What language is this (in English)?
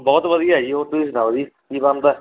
Punjabi